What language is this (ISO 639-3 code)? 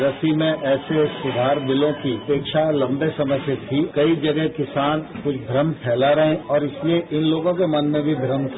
hin